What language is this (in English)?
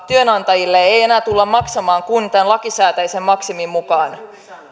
Finnish